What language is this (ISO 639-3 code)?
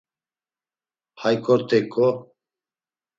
lzz